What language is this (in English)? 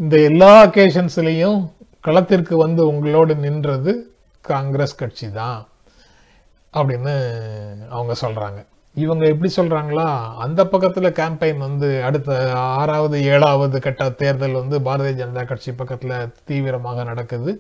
Tamil